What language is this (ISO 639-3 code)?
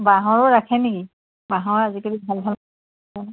asm